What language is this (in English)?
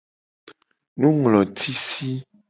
Gen